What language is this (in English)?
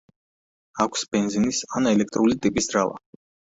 Georgian